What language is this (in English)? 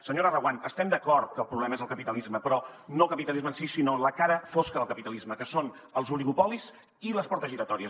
Catalan